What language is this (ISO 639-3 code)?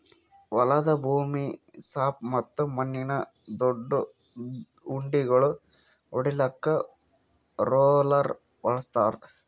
kan